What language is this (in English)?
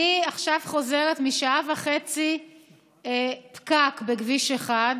Hebrew